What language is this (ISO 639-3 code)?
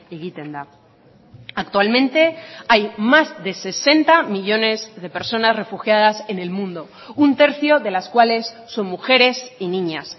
spa